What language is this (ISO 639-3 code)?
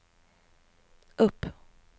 swe